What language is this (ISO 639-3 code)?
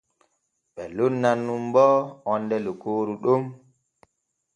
fue